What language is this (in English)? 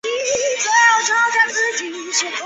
Chinese